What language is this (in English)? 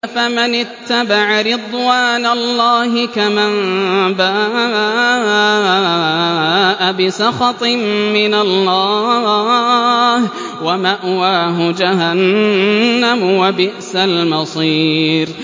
Arabic